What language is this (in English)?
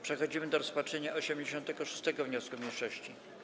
Polish